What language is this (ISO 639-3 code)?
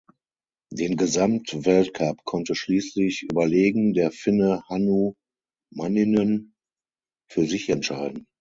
deu